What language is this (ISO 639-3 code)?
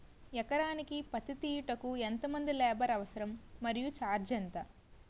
tel